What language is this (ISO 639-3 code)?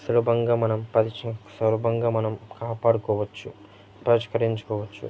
tel